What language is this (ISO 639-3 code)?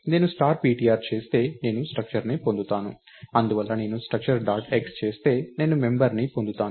tel